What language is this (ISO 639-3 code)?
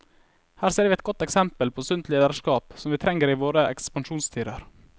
nor